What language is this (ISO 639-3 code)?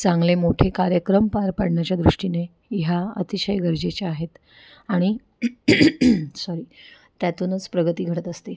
mar